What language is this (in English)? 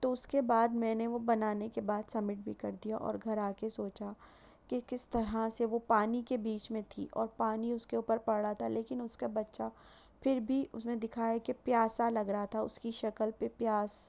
Urdu